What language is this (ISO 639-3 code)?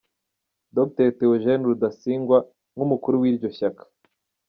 kin